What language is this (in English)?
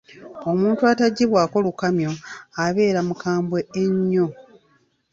Ganda